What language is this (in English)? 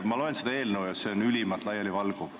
Estonian